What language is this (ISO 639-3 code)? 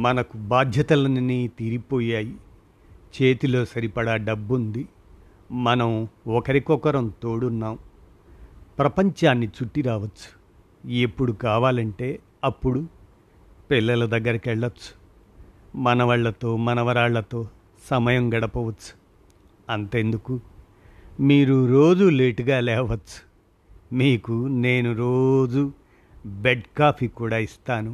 tel